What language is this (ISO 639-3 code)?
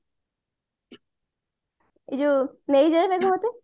ori